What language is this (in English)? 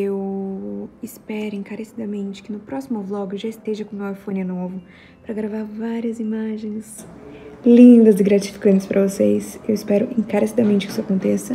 Portuguese